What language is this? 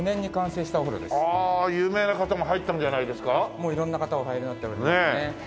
Japanese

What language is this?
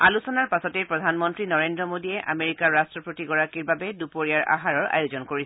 Assamese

